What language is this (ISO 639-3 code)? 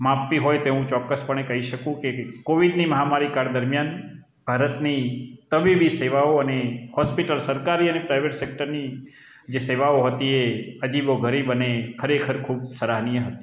guj